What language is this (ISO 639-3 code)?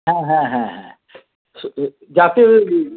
ben